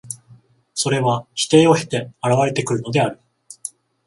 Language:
Japanese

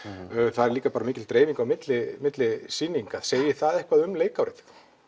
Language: Icelandic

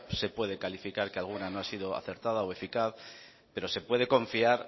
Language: Spanish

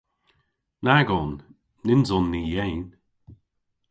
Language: Cornish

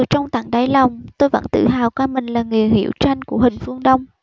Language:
Vietnamese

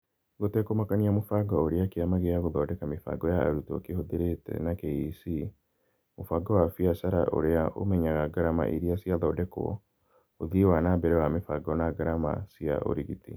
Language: Kikuyu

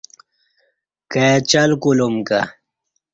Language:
Kati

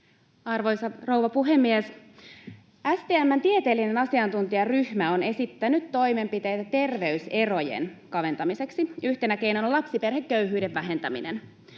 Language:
Finnish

